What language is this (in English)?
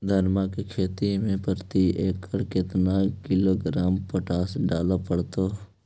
Magahi